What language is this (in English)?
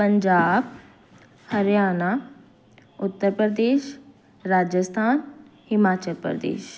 Punjabi